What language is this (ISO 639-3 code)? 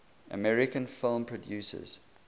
eng